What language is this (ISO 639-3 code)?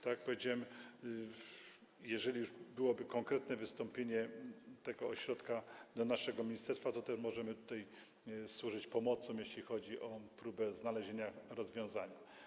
pol